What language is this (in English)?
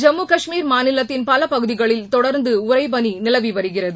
Tamil